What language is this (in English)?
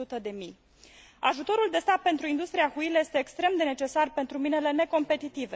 Romanian